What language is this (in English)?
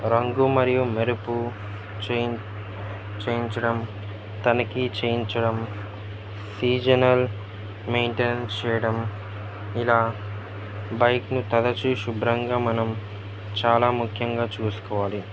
Telugu